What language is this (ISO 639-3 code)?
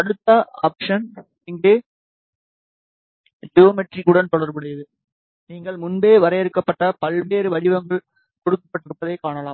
tam